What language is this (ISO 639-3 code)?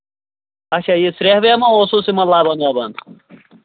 kas